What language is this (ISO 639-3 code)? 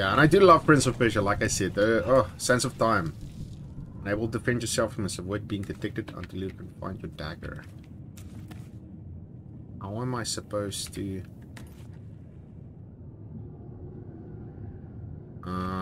eng